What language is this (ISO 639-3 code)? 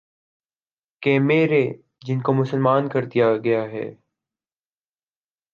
urd